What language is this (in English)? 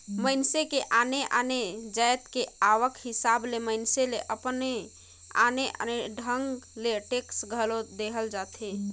Chhattisgarhi